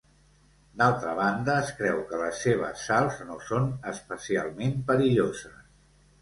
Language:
Catalan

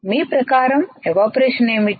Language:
Telugu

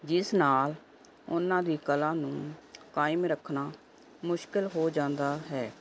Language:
Punjabi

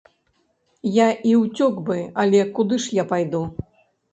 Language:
Belarusian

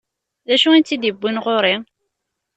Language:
Kabyle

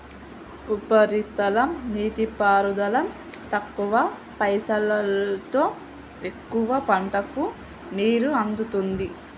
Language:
Telugu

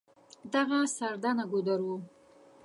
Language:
Pashto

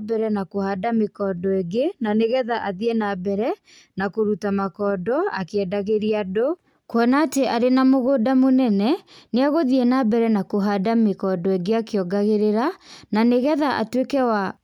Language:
Kikuyu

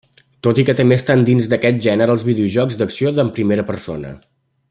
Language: Catalan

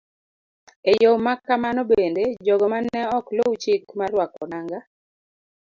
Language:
Luo (Kenya and Tanzania)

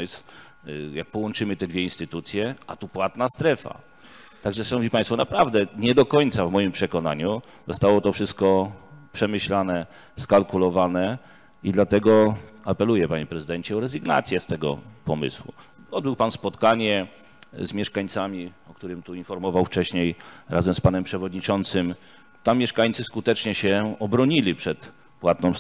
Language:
Polish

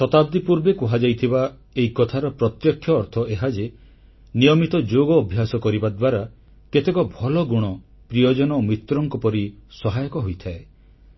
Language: Odia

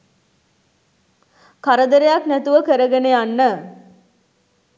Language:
Sinhala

